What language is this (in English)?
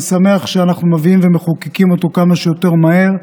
Hebrew